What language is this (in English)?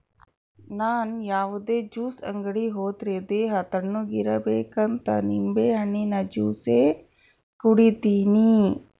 Kannada